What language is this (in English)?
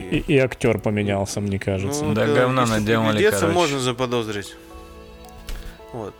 Russian